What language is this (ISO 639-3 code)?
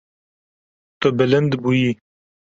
kur